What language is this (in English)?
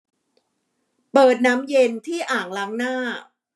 Thai